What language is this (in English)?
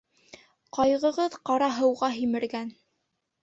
Bashkir